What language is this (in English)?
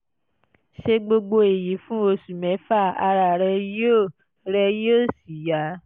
Yoruba